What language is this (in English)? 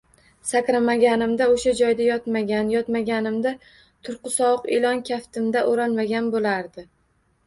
Uzbek